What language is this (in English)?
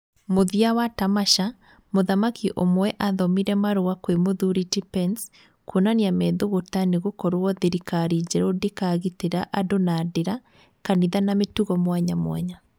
Kikuyu